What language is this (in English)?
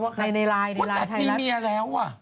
Thai